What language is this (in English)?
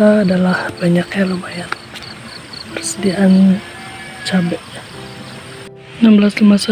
Indonesian